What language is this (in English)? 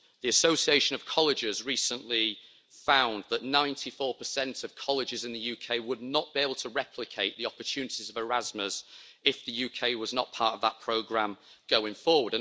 English